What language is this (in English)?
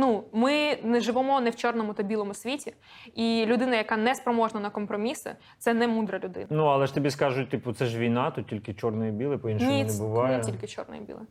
Ukrainian